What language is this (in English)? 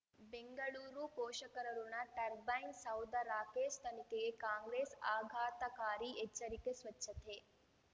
Kannada